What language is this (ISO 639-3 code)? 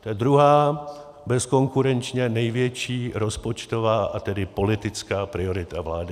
ces